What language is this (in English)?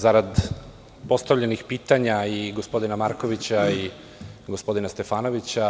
Serbian